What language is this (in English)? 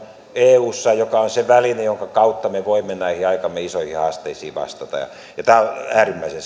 Finnish